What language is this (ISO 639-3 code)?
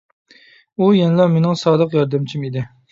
uig